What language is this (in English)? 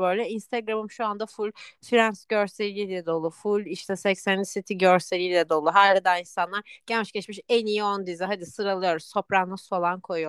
Turkish